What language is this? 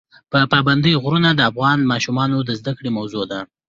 Pashto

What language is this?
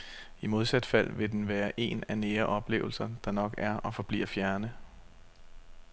Danish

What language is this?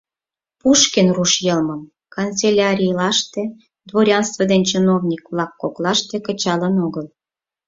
Mari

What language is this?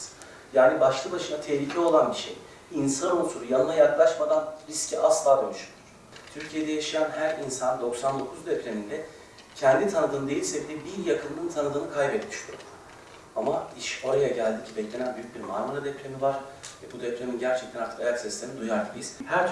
Turkish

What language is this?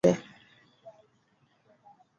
Swahili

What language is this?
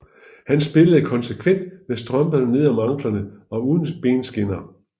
Danish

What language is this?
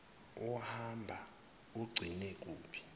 Zulu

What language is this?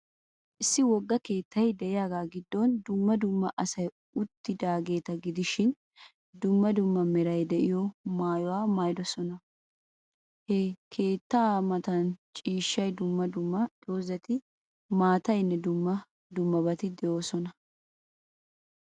Wolaytta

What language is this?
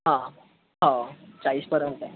Marathi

